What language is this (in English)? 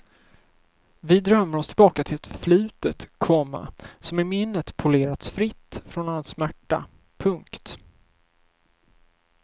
Swedish